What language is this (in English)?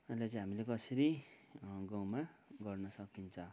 Nepali